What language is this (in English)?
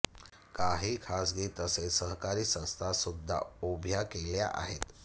Marathi